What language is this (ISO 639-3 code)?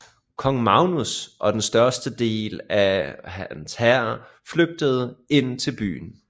dan